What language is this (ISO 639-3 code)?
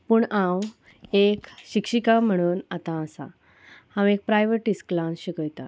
kok